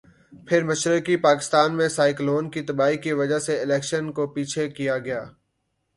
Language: Urdu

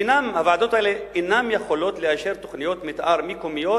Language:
Hebrew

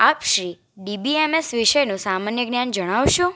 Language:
Gujarati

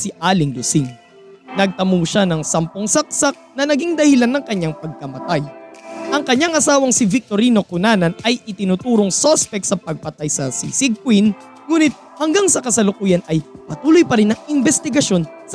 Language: Filipino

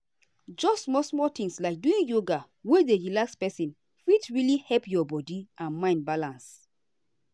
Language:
Nigerian Pidgin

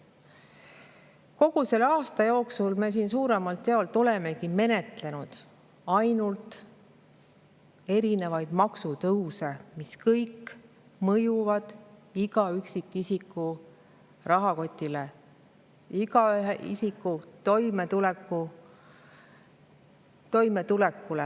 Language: Estonian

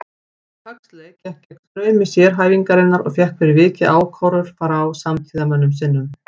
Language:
Icelandic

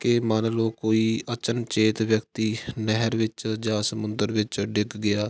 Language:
Punjabi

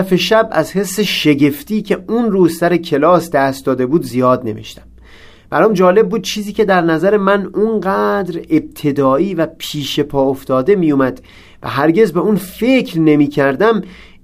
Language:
Persian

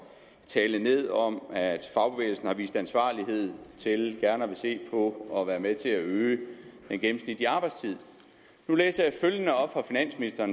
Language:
Danish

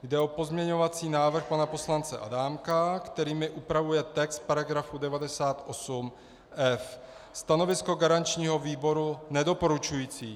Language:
Czech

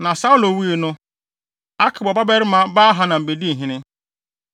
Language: Akan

